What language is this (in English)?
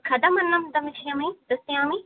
Sanskrit